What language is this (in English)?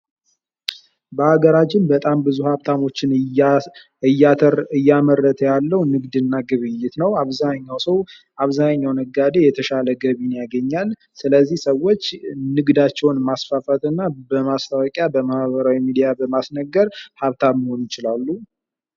Amharic